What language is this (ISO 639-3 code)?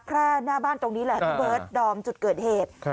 tha